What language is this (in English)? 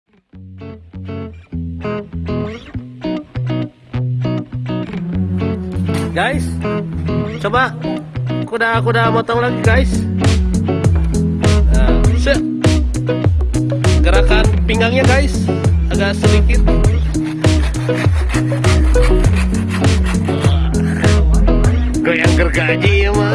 Indonesian